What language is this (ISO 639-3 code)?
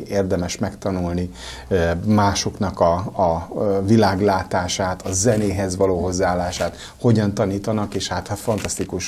hun